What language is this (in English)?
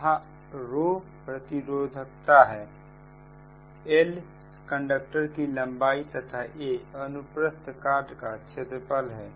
Hindi